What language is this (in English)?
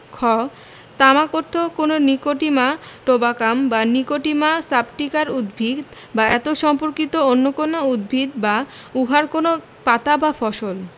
Bangla